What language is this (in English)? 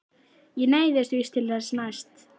Icelandic